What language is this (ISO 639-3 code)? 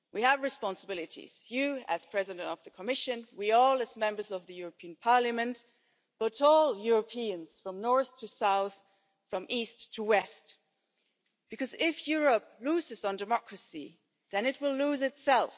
eng